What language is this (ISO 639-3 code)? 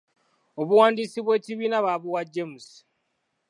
lug